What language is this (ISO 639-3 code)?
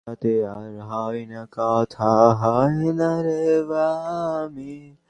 ben